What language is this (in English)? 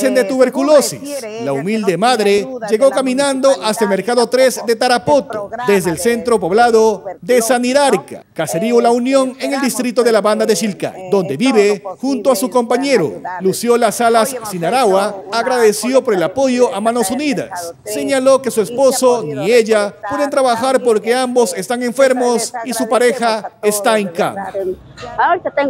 Spanish